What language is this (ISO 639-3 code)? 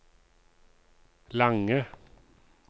nor